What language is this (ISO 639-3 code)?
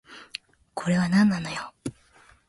jpn